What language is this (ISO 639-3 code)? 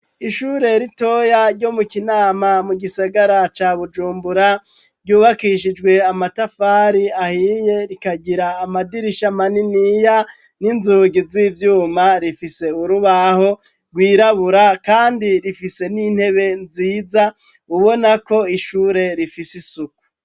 run